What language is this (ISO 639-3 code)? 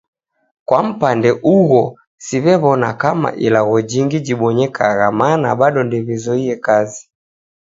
dav